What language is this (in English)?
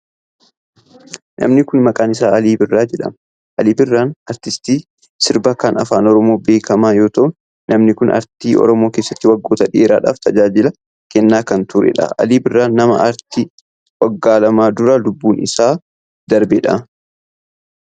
Oromo